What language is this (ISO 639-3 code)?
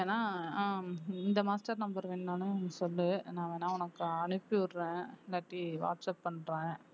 tam